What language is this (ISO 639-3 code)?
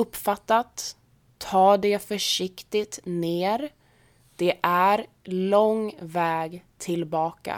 swe